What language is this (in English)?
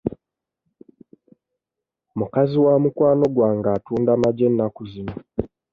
Ganda